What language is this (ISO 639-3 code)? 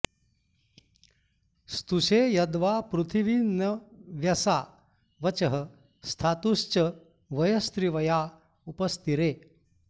san